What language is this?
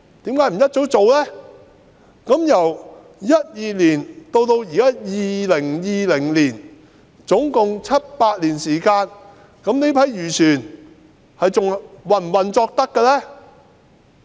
Cantonese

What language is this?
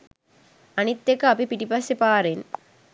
Sinhala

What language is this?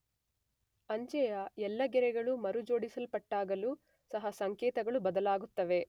Kannada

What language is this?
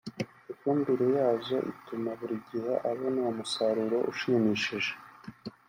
Kinyarwanda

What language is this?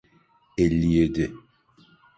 Turkish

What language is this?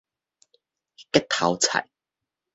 Min Nan Chinese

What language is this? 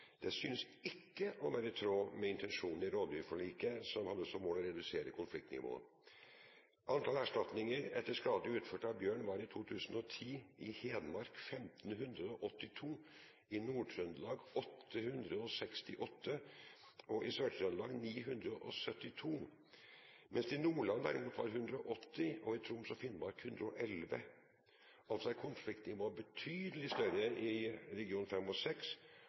Norwegian Bokmål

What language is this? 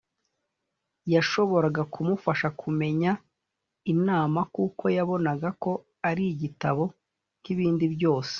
Kinyarwanda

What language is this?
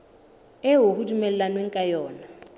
Southern Sotho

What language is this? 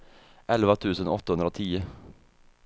Swedish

